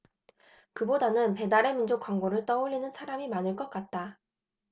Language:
Korean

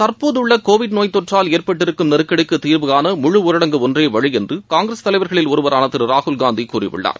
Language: Tamil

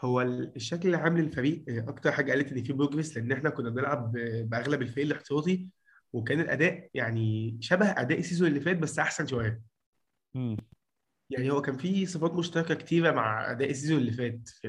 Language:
Arabic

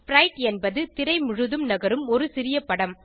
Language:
Tamil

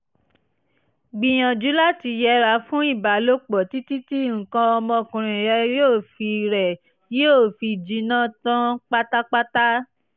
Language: Yoruba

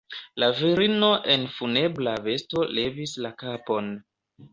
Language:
Esperanto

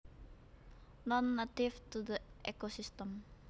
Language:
Javanese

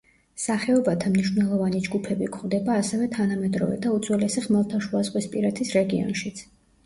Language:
Georgian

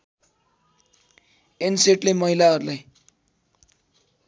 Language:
Nepali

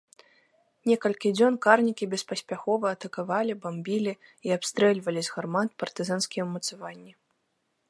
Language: Belarusian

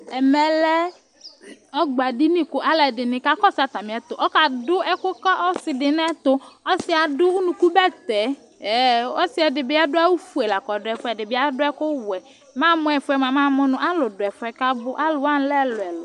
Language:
Ikposo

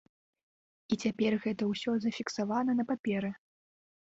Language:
Belarusian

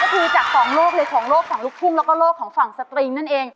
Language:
Thai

